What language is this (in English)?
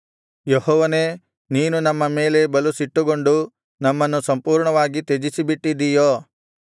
Kannada